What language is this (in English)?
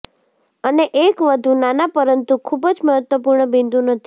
Gujarati